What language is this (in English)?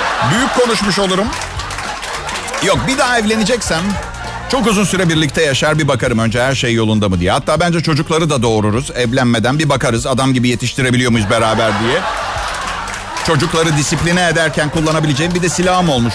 Turkish